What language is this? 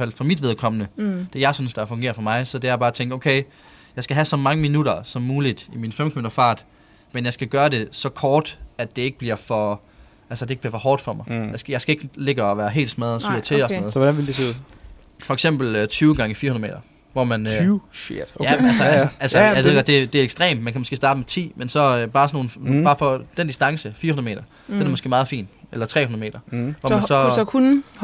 Danish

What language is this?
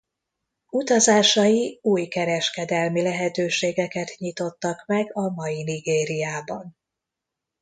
Hungarian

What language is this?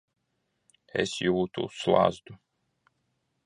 Latvian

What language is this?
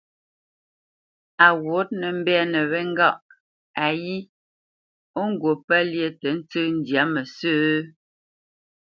Bamenyam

